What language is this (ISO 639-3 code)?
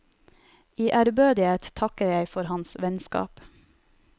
nor